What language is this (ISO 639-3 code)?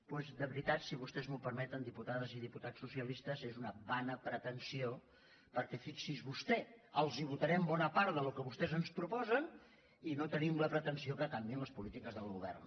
cat